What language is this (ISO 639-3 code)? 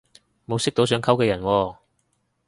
yue